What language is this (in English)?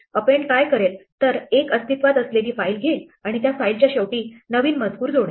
Marathi